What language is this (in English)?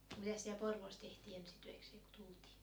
Finnish